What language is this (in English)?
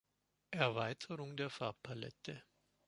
German